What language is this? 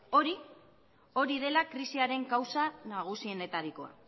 Basque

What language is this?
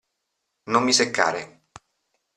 Italian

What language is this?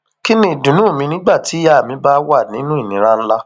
Yoruba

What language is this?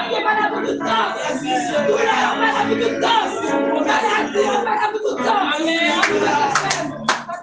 Haitian Creole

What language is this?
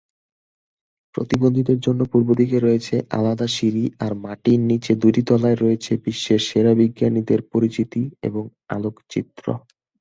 Bangla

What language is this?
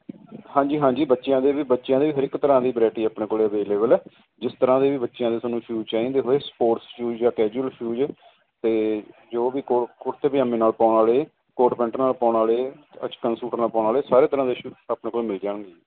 Punjabi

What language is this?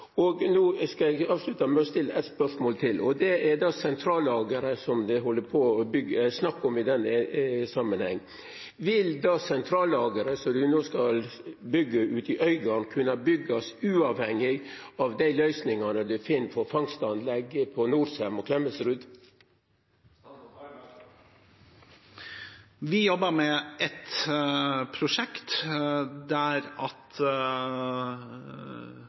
Norwegian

